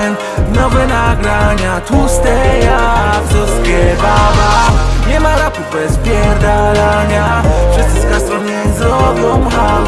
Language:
Polish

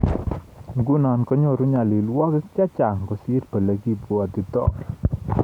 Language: Kalenjin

